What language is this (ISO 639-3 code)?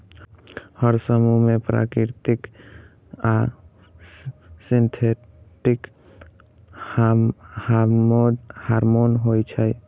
mai